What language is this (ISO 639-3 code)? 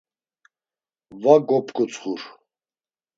lzz